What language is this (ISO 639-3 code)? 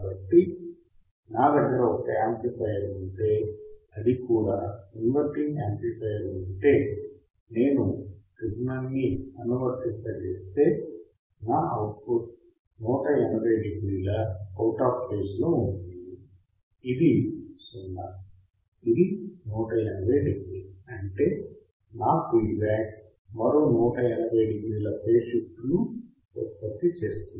tel